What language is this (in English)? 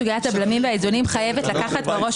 Hebrew